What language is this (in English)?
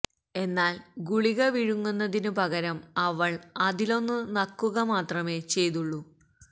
Malayalam